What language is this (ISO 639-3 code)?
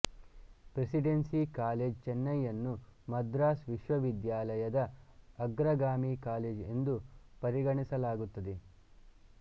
kan